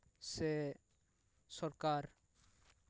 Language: Santali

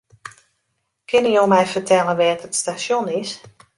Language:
Western Frisian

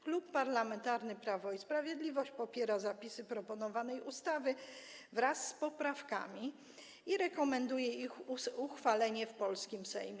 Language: Polish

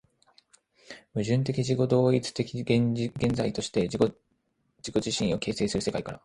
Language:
Japanese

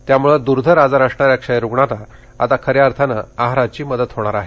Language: Marathi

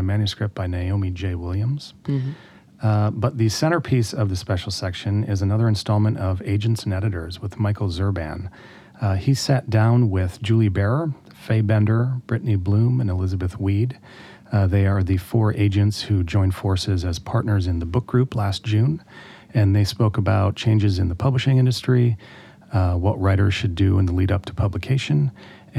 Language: English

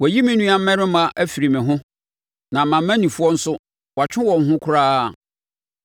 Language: Akan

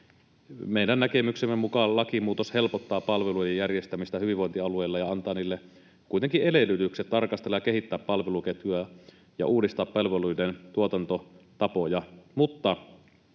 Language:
Finnish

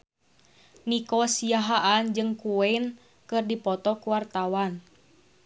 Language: Sundanese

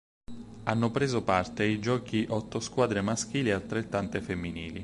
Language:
Italian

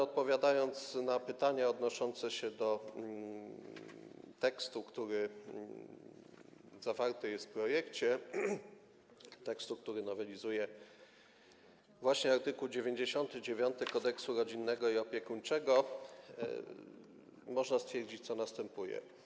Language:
Polish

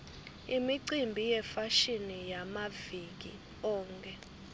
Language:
Swati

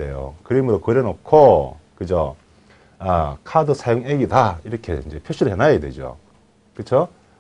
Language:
Korean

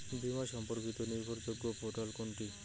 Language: Bangla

